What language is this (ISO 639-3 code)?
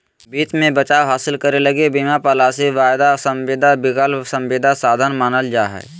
mag